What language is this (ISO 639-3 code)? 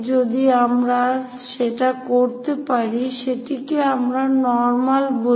ben